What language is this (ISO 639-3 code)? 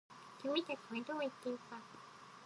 jpn